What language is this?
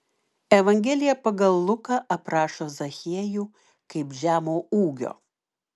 Lithuanian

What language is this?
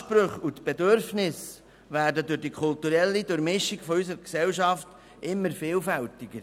Swiss German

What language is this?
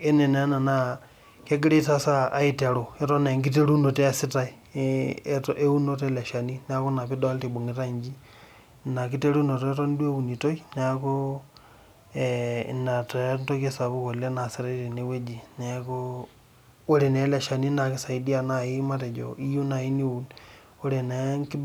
Masai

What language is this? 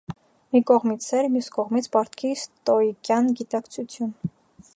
Armenian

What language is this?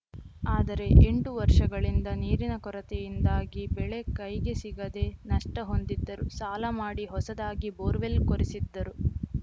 Kannada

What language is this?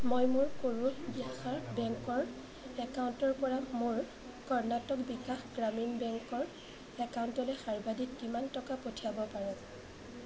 Assamese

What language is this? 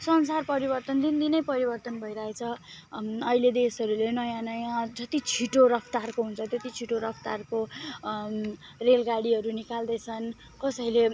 Nepali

